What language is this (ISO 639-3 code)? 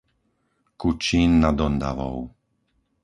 slk